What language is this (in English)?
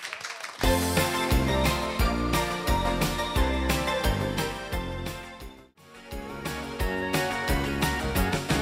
Swedish